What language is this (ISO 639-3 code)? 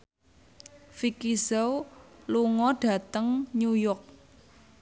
jav